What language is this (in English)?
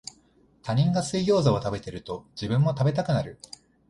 Japanese